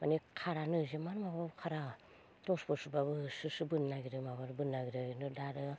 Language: Bodo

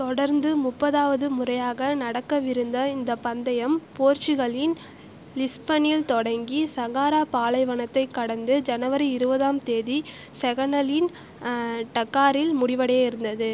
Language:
Tamil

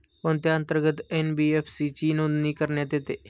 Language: Marathi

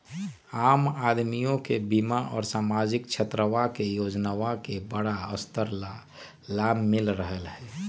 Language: Magahi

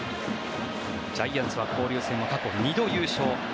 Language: Japanese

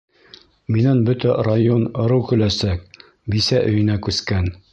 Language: Bashkir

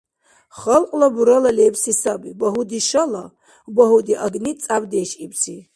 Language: Dargwa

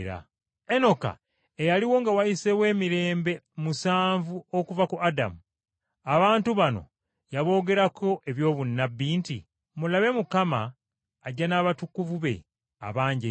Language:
Ganda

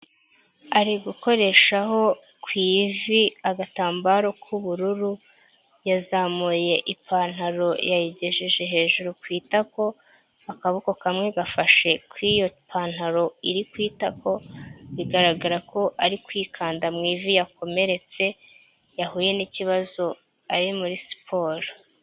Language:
Kinyarwanda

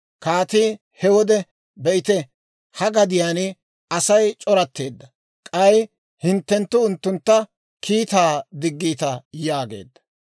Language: Dawro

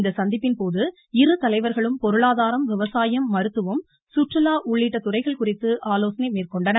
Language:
Tamil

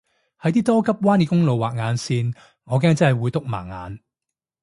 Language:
Cantonese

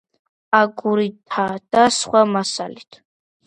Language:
Georgian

